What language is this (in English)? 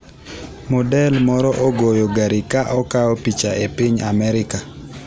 Luo (Kenya and Tanzania)